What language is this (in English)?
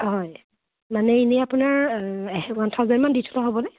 Assamese